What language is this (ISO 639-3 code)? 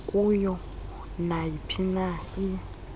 xho